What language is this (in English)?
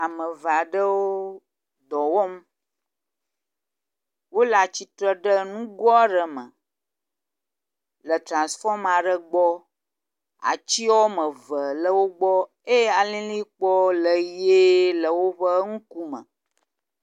Ewe